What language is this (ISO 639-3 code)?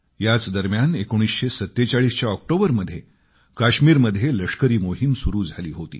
mar